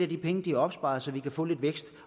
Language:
Danish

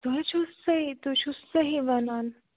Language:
Kashmiri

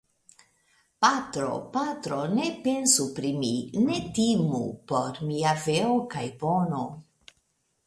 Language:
Esperanto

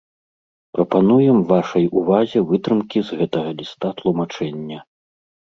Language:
Belarusian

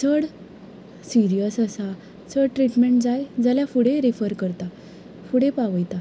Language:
Konkani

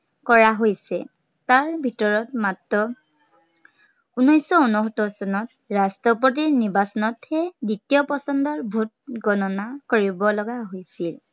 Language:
Assamese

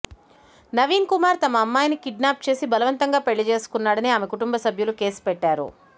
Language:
Telugu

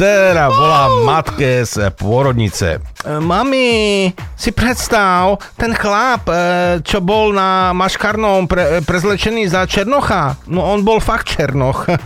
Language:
Slovak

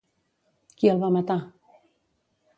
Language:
Catalan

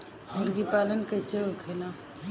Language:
Bhojpuri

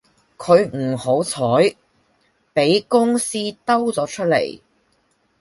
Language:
Cantonese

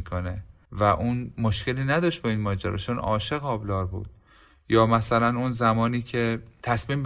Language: Persian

